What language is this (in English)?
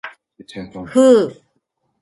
Japanese